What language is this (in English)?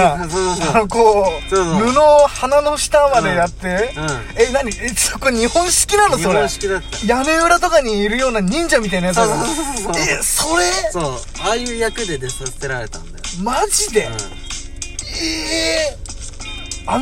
Japanese